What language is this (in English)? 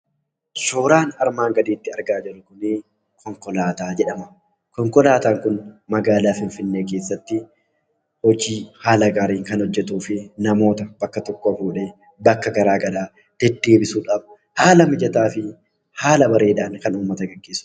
Oromo